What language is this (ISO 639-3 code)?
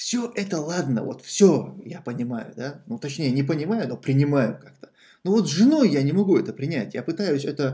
rus